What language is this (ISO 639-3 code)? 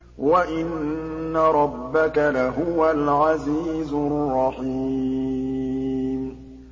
ara